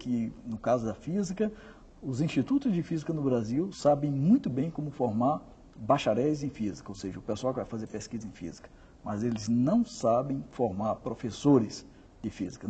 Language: Portuguese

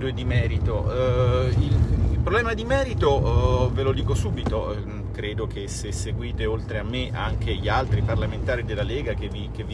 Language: Italian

